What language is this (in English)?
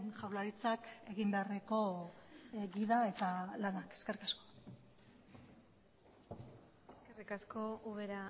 Basque